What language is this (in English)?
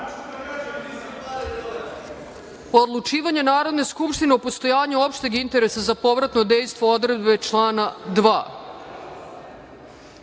Serbian